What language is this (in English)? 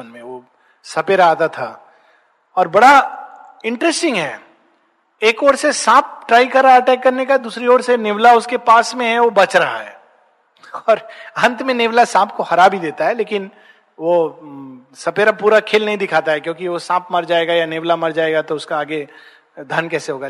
Hindi